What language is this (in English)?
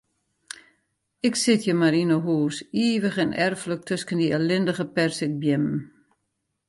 Western Frisian